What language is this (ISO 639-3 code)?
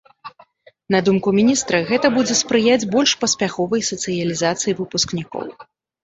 bel